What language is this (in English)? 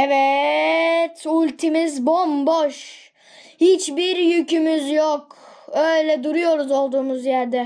Turkish